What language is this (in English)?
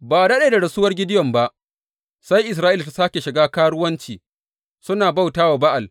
Hausa